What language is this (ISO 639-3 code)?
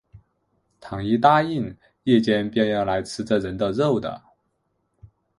zho